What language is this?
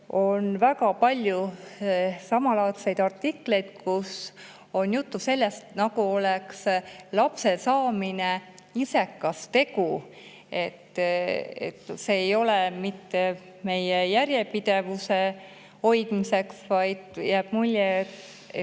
Estonian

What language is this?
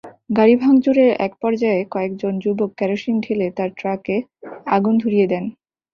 Bangla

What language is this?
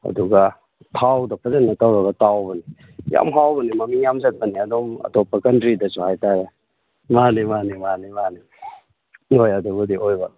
Manipuri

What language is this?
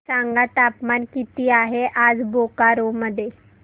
Marathi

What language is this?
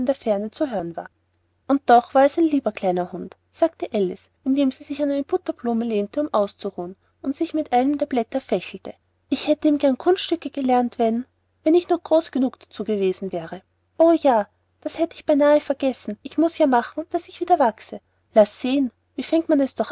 German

